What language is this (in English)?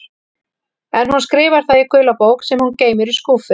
Icelandic